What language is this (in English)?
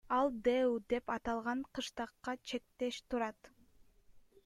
Kyrgyz